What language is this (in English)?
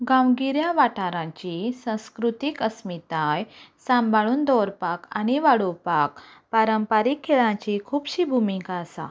Konkani